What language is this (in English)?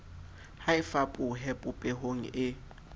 Southern Sotho